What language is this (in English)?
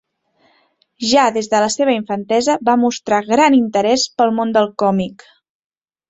Catalan